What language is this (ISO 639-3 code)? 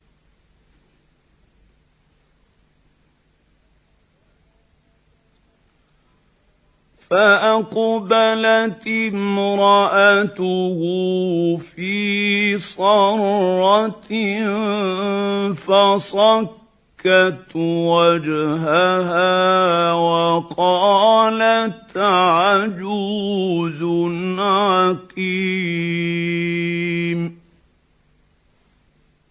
ara